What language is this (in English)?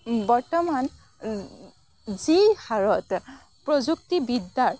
Assamese